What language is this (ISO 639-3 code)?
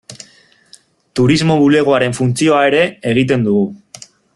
eus